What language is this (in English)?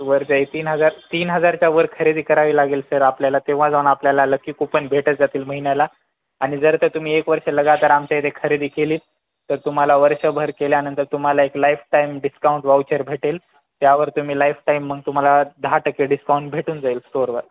Marathi